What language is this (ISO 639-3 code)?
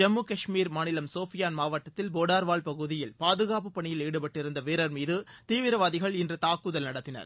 tam